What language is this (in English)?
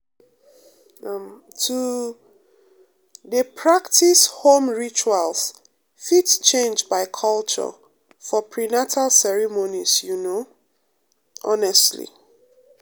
Nigerian Pidgin